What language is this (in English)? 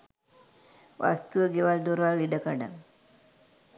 Sinhala